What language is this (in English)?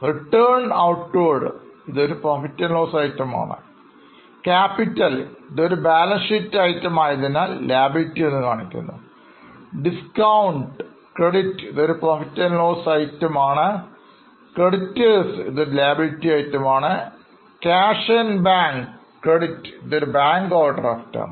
Malayalam